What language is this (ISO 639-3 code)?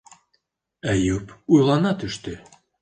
bak